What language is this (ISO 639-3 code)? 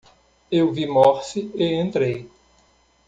por